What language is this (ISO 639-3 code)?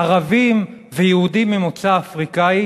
heb